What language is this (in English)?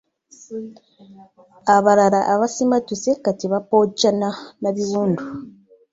Ganda